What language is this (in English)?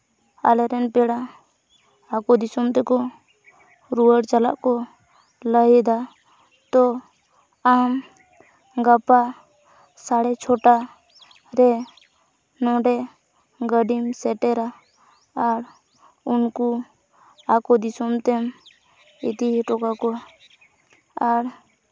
Santali